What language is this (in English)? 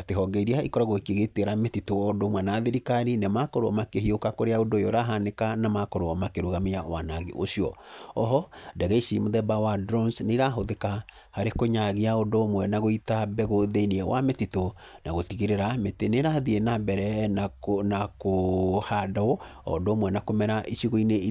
Kikuyu